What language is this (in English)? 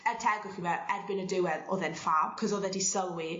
Welsh